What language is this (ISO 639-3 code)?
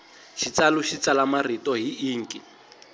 tso